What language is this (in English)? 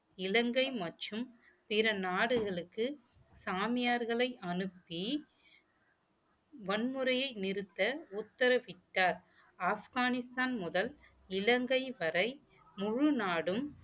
Tamil